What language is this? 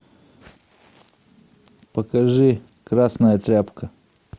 Russian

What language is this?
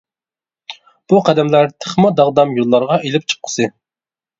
Uyghur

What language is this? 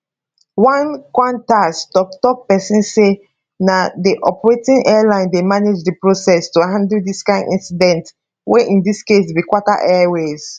Nigerian Pidgin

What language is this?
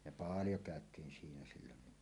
Finnish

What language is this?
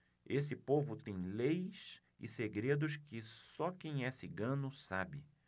Portuguese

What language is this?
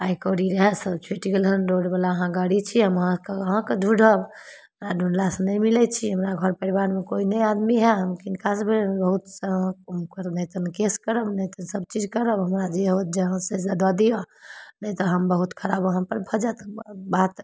Maithili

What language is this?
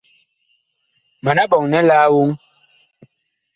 Bakoko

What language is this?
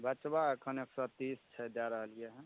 Maithili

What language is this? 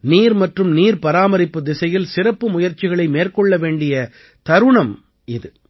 Tamil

